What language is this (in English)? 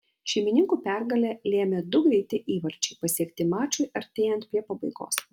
Lithuanian